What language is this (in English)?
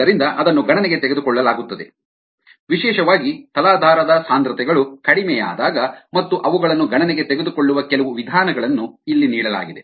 Kannada